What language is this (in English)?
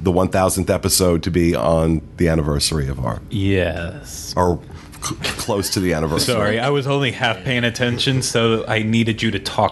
English